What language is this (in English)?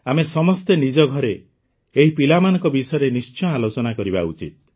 Odia